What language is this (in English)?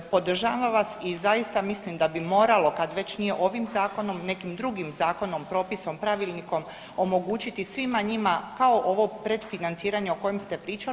Croatian